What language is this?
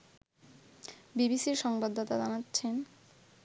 Bangla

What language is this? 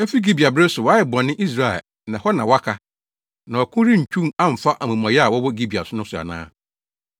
Akan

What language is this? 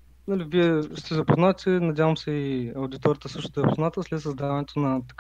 Bulgarian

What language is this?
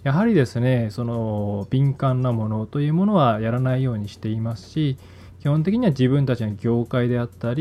Japanese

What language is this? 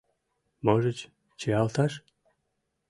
Mari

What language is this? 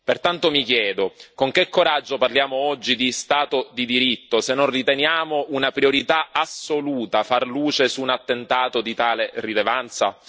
Italian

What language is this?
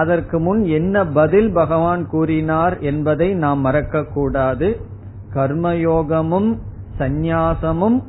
Tamil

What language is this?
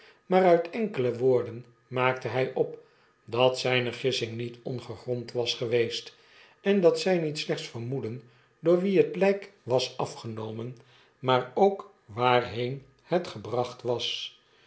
Dutch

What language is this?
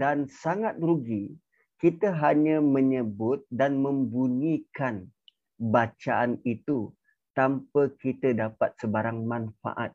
Malay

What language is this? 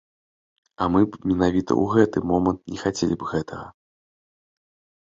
Belarusian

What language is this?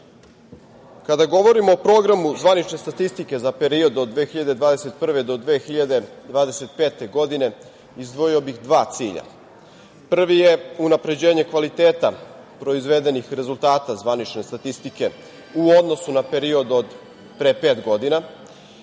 Serbian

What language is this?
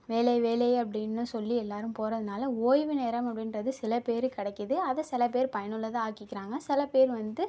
Tamil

